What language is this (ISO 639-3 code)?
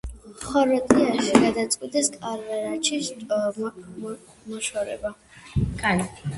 kat